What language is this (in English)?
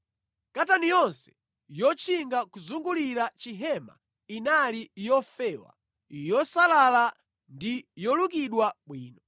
Nyanja